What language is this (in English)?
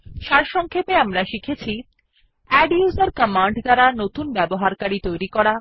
Bangla